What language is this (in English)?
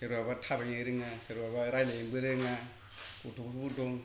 Bodo